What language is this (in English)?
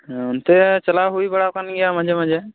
Santali